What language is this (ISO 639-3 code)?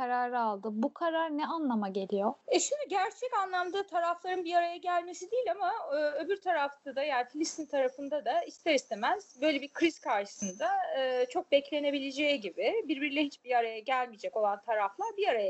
tur